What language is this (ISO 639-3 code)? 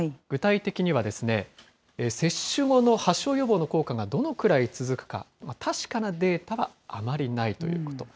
jpn